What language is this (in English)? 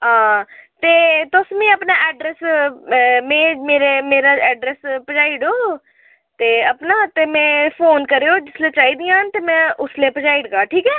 Dogri